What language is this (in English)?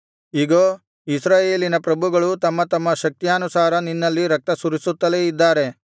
Kannada